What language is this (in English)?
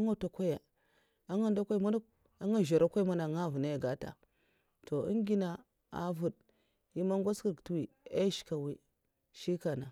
Mafa